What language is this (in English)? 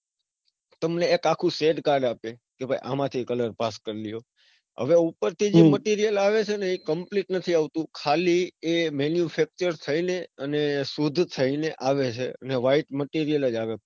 Gujarati